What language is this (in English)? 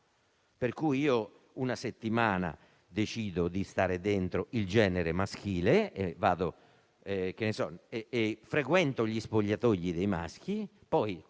Italian